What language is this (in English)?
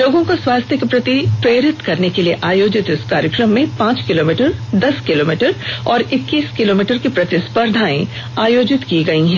Hindi